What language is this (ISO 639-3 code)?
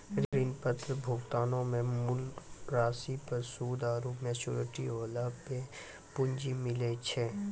mai